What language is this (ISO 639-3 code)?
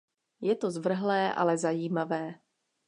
ces